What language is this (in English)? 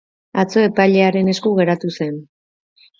Basque